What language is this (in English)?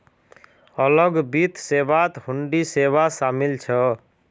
Magahi